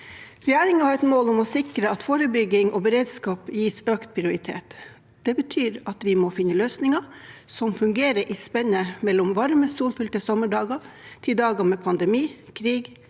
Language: Norwegian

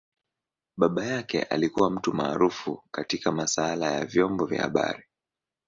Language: Swahili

